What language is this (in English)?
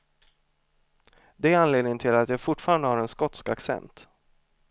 Swedish